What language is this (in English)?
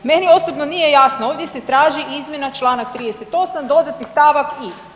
Croatian